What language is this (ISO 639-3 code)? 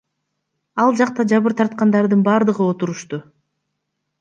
kir